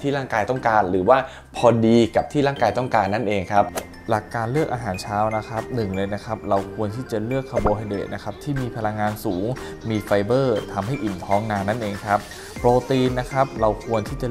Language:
Thai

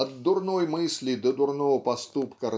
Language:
Russian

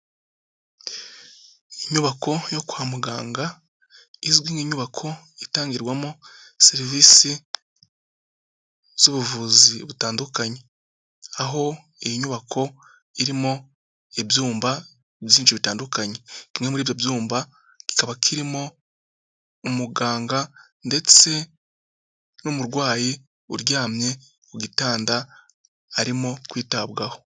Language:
Kinyarwanda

